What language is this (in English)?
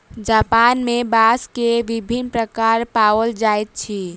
Maithili